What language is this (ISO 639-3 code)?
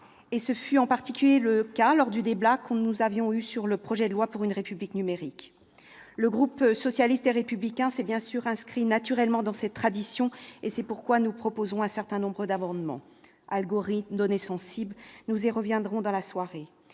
fra